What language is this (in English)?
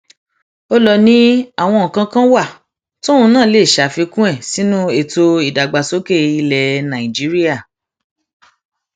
Yoruba